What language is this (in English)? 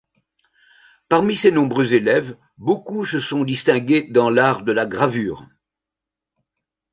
French